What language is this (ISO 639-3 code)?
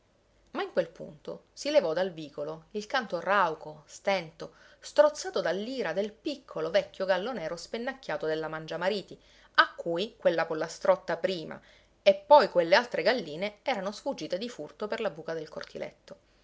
ita